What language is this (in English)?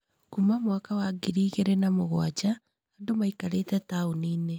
Kikuyu